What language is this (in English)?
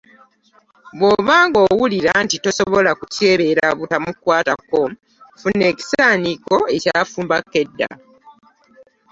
Ganda